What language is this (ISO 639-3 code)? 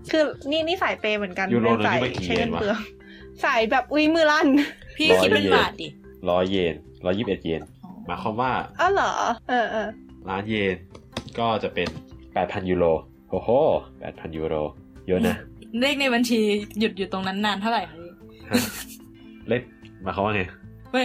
tha